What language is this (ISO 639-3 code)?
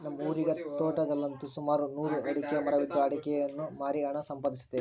kan